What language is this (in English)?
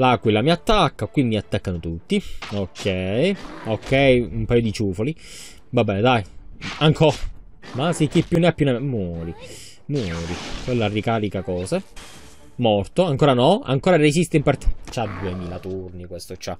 Italian